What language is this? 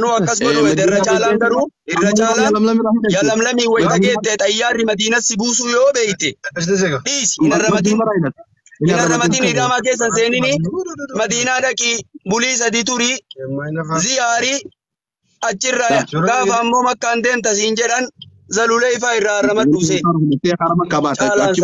Arabic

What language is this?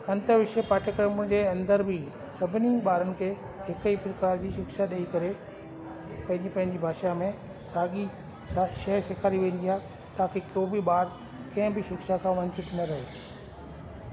Sindhi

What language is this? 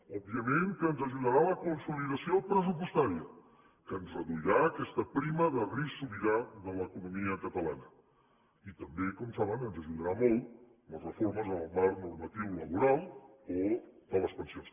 Catalan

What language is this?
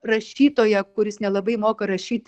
Lithuanian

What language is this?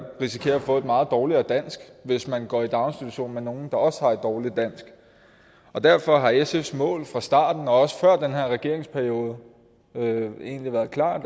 Danish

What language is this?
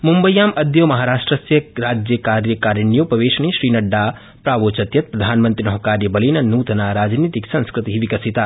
Sanskrit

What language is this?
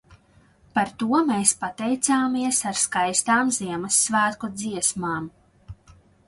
Latvian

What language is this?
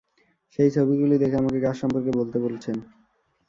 Bangla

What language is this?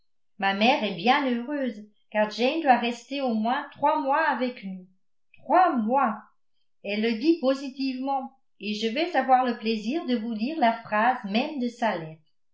French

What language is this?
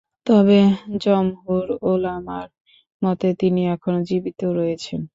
Bangla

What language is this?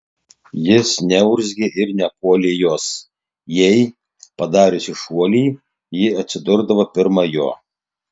Lithuanian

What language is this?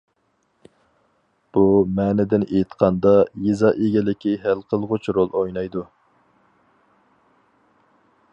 Uyghur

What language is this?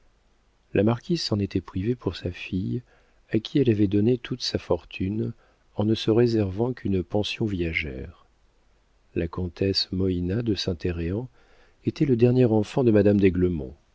French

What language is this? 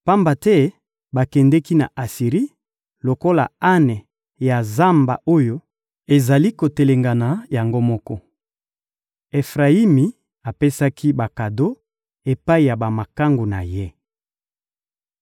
Lingala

